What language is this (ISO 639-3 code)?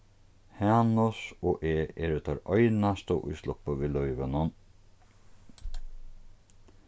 fao